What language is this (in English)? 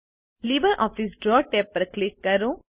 Gujarati